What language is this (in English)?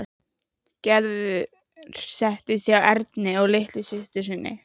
Icelandic